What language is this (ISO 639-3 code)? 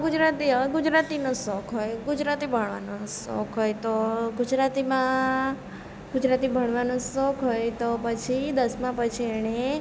guj